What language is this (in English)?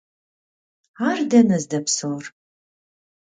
Kabardian